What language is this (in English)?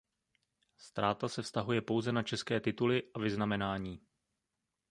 Czech